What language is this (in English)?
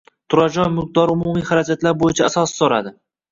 Uzbek